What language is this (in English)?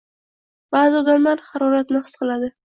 Uzbek